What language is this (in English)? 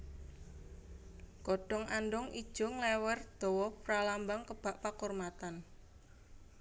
Javanese